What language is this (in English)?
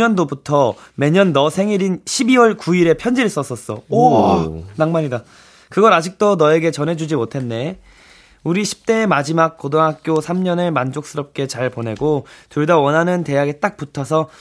Korean